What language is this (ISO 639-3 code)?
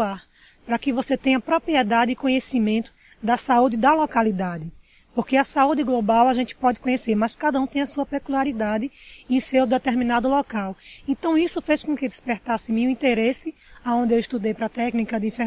por